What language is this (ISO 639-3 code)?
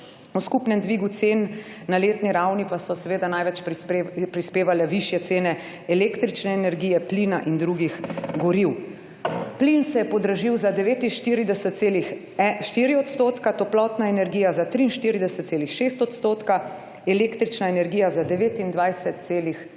slv